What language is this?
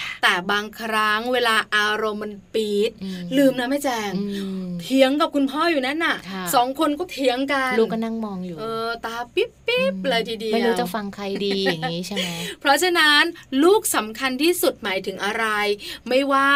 Thai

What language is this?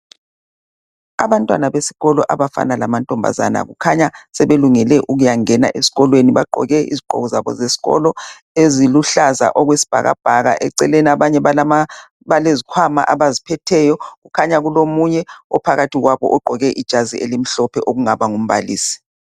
North Ndebele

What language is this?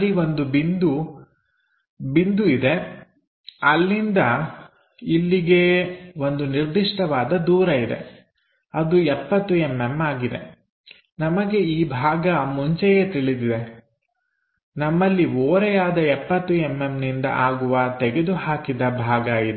Kannada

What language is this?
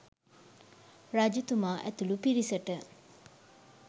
Sinhala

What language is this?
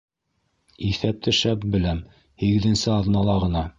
Bashkir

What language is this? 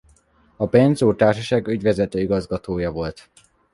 Hungarian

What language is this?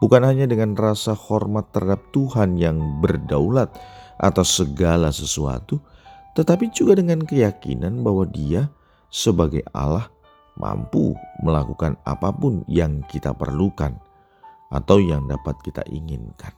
Indonesian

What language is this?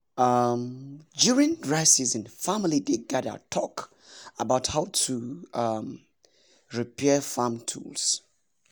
Nigerian Pidgin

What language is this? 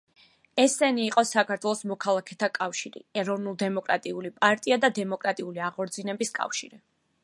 Georgian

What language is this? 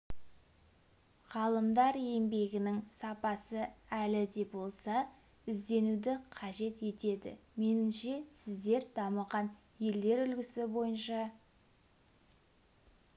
Kazakh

